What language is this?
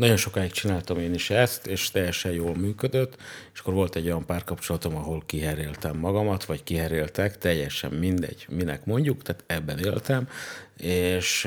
Hungarian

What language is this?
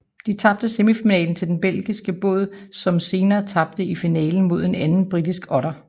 Danish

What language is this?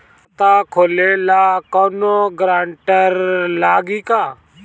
Bhojpuri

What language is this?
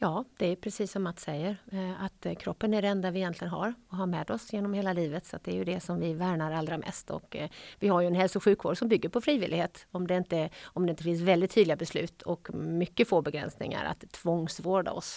Swedish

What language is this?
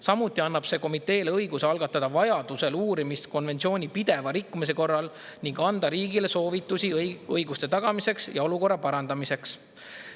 Estonian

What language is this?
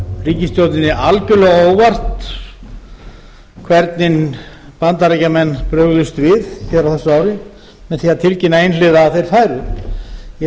Icelandic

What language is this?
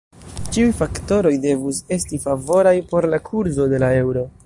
Esperanto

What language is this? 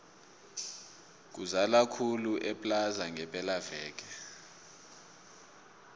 South Ndebele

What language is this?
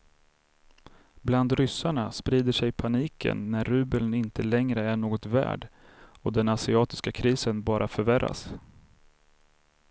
Swedish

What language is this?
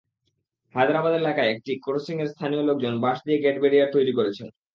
Bangla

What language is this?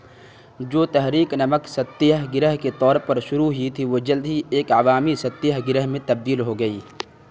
Urdu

